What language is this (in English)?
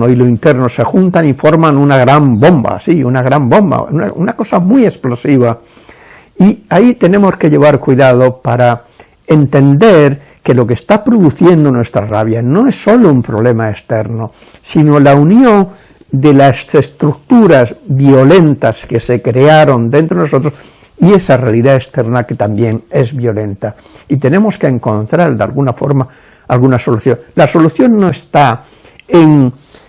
Spanish